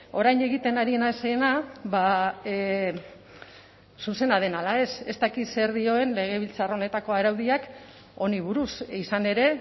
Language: Basque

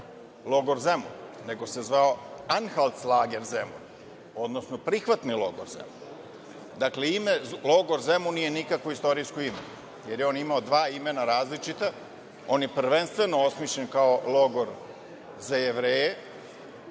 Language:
Serbian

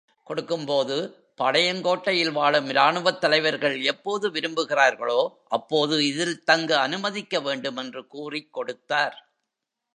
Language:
Tamil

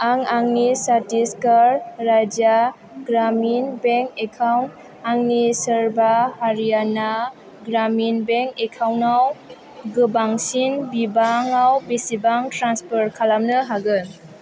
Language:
Bodo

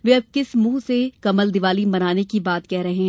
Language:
Hindi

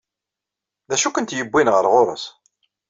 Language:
Kabyle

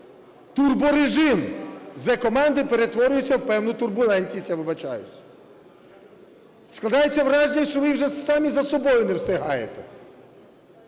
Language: Ukrainian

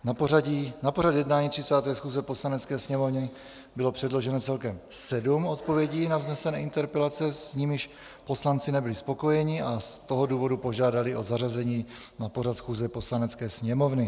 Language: Czech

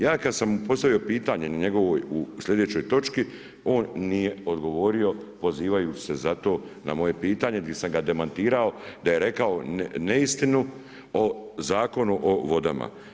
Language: Croatian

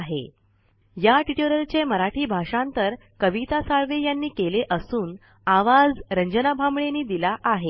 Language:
Marathi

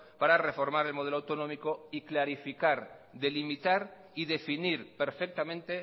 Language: Spanish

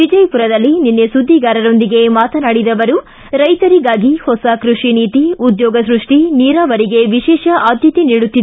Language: Kannada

